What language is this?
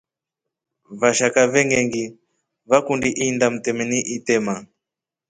Rombo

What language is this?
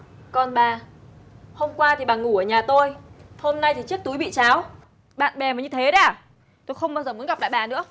Vietnamese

